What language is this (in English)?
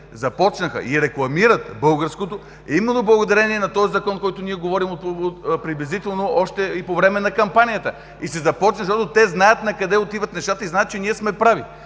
Bulgarian